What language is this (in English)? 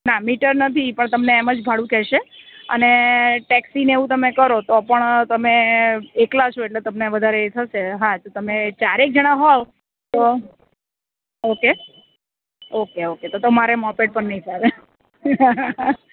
Gujarati